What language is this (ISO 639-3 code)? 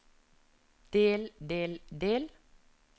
nor